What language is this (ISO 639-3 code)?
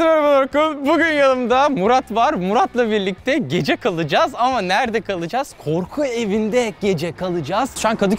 tur